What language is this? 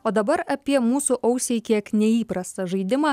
Lithuanian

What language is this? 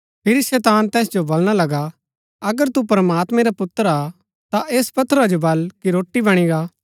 Gaddi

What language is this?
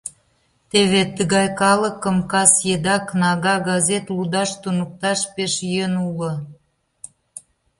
Mari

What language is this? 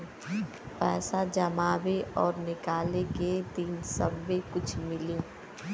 Bhojpuri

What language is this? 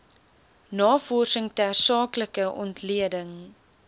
Afrikaans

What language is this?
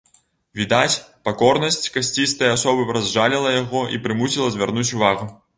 Belarusian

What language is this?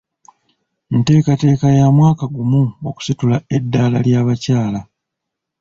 Ganda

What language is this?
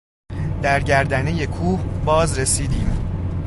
Persian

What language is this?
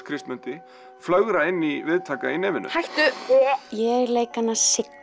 Icelandic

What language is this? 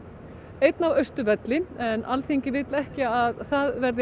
Icelandic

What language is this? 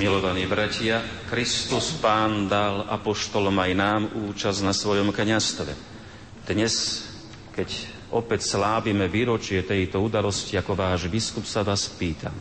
Slovak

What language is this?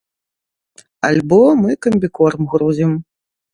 Belarusian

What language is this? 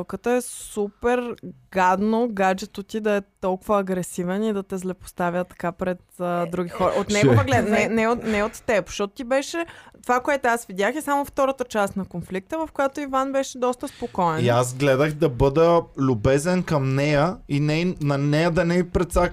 Bulgarian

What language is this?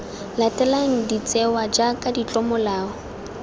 Tswana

